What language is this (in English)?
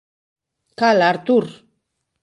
Galician